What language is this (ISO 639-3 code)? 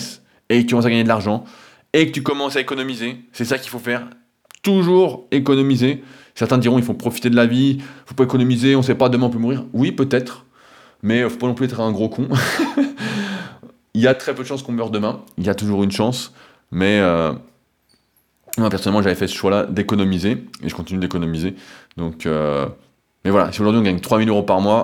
fra